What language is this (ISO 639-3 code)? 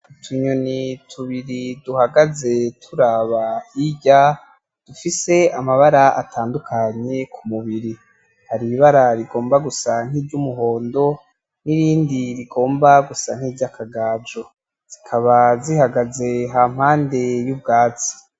run